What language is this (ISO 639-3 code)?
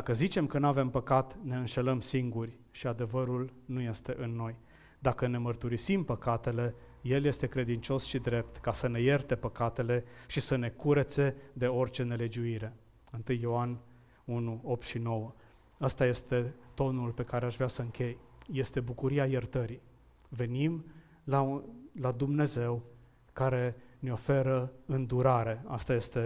ron